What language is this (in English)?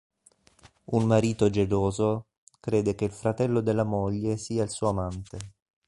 Italian